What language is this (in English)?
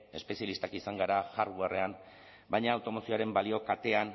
Basque